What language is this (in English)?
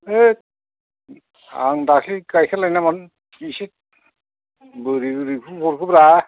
Bodo